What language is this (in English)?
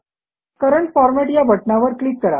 Marathi